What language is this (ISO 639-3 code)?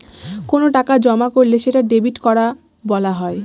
ben